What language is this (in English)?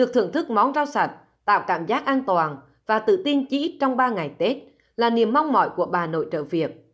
Vietnamese